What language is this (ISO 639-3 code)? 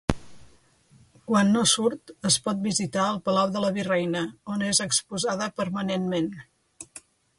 cat